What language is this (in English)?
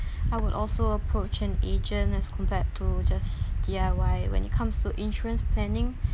English